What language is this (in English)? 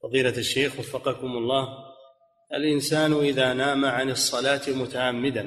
Arabic